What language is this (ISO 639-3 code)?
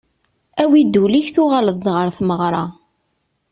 kab